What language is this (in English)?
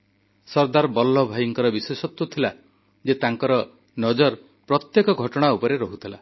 Odia